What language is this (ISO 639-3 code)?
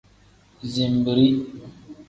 kdh